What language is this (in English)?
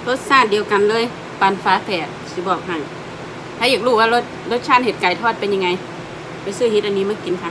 Thai